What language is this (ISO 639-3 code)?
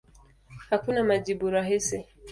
swa